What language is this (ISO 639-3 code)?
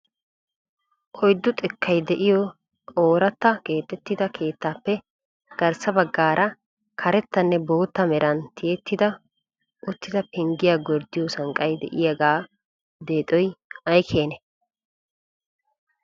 wal